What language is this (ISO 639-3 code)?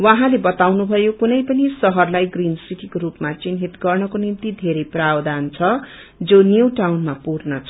nep